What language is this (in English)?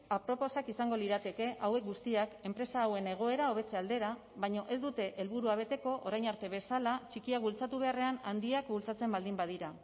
Basque